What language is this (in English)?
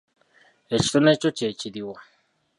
Ganda